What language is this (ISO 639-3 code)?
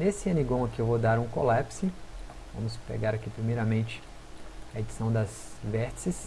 por